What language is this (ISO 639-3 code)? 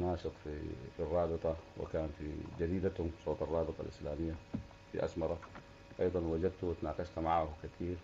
ara